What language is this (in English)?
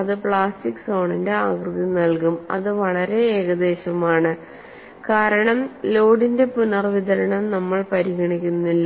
Malayalam